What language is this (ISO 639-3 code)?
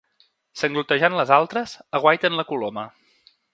cat